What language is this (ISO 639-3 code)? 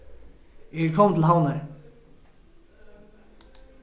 fao